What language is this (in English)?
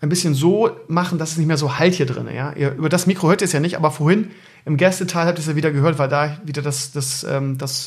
German